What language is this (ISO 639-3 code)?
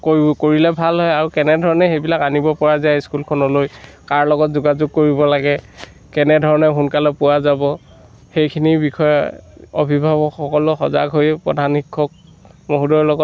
asm